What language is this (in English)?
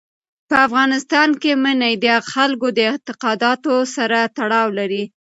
Pashto